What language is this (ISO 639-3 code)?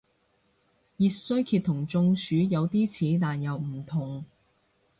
yue